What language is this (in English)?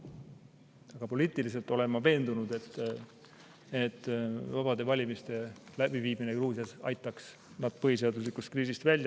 Estonian